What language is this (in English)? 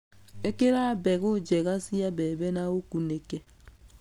Kikuyu